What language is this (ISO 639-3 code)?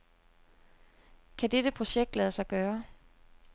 dan